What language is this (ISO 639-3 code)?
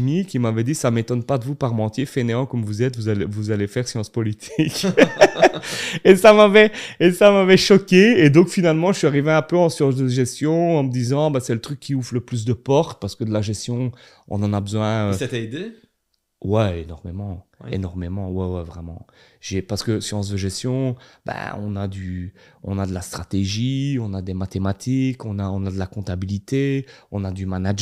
fra